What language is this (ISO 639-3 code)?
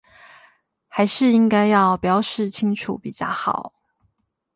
zho